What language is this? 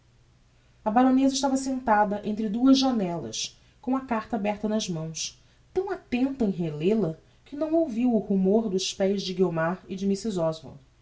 Portuguese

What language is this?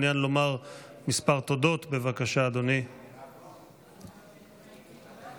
Hebrew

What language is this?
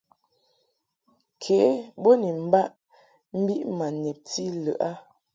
Mungaka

